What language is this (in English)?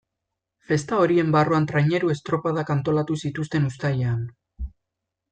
Basque